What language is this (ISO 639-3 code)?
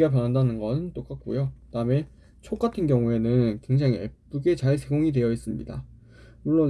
kor